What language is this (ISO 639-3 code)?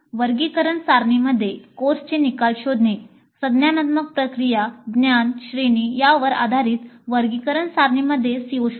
mar